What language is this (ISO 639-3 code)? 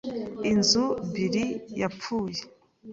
kin